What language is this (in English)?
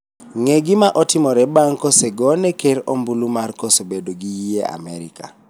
Luo (Kenya and Tanzania)